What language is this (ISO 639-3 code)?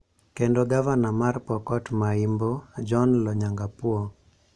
luo